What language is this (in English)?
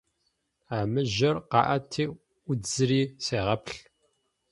Adyghe